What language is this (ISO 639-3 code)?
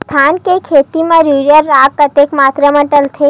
hne